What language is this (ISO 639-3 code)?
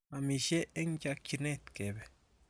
kln